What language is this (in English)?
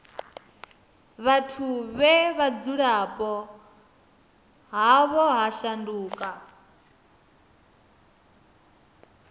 Venda